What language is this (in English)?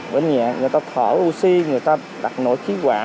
Vietnamese